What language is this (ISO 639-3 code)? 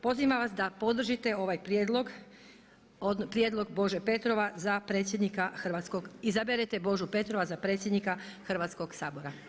hrv